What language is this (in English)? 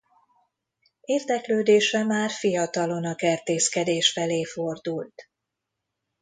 Hungarian